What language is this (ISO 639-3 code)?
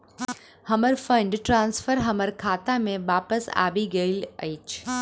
mai